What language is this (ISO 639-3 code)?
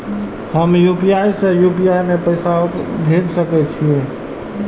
mai